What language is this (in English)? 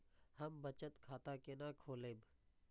Maithili